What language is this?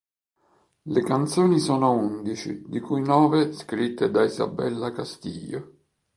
Italian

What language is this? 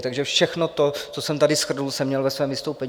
Czech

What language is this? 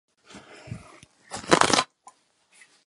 Czech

